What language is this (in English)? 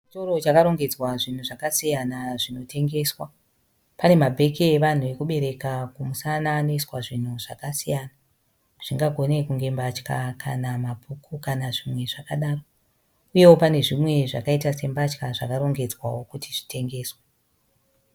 Shona